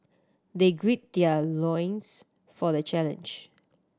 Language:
English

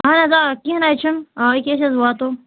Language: Kashmiri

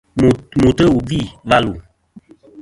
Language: Kom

